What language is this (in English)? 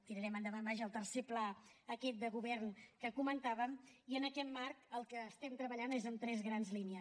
Catalan